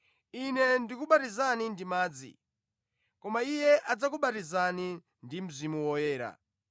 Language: Nyanja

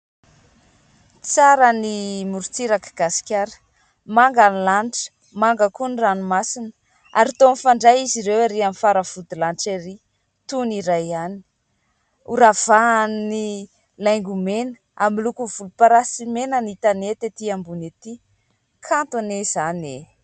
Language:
Malagasy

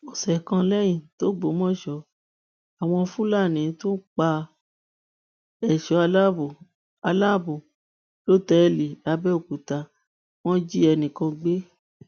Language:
Yoruba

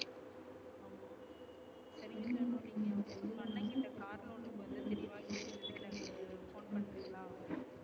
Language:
Tamil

